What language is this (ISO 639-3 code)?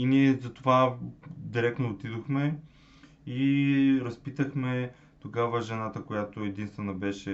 bul